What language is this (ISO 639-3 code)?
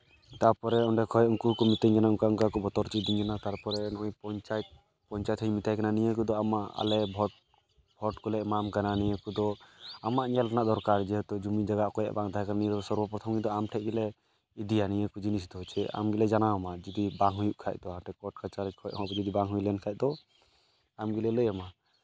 sat